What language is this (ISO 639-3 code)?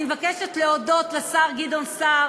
heb